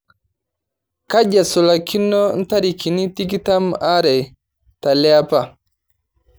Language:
Masai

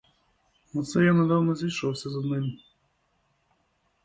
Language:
Ukrainian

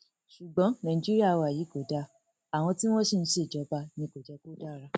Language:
Yoruba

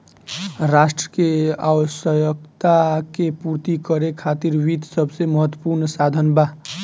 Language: Bhojpuri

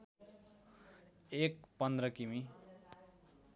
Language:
Nepali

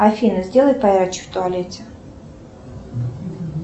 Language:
Russian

